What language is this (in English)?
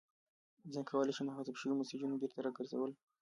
Pashto